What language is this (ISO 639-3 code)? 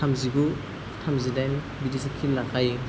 brx